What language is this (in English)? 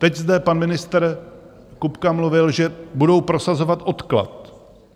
Czech